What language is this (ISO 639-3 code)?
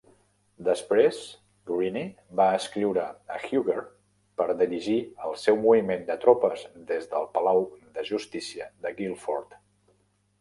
cat